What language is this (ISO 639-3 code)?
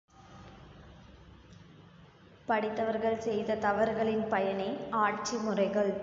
tam